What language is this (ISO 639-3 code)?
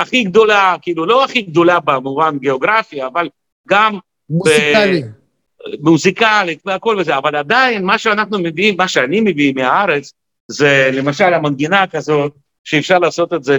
heb